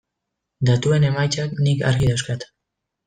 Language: Basque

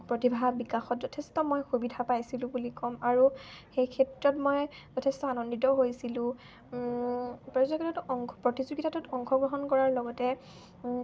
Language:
Assamese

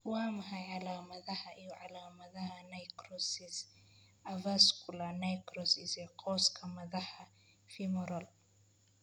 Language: Somali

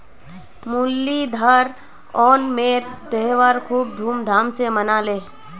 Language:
Magahi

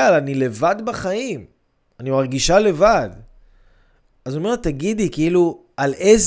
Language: Hebrew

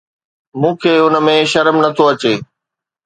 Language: Sindhi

